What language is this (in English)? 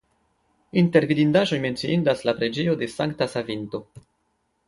Esperanto